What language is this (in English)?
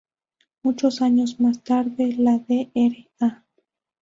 Spanish